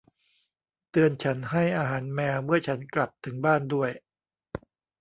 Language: Thai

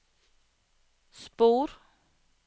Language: Norwegian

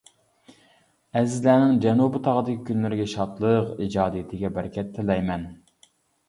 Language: Uyghur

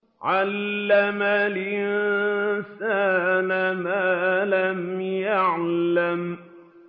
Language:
Arabic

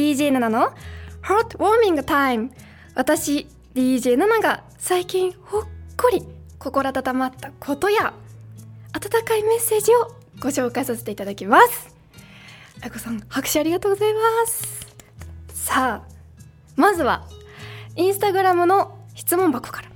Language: Japanese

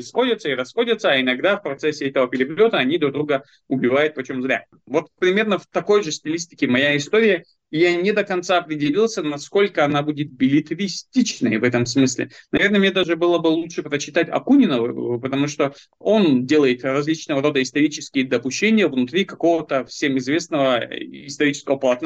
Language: Russian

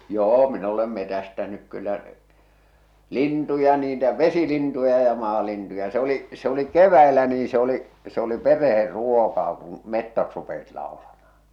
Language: Finnish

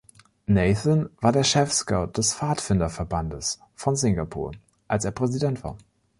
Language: German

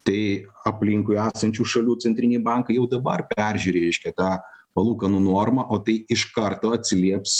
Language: Lithuanian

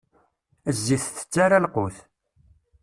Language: Kabyle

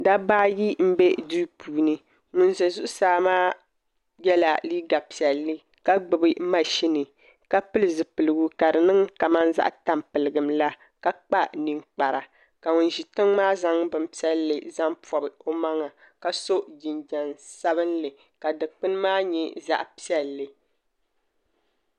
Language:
Dagbani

